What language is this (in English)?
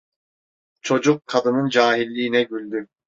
Turkish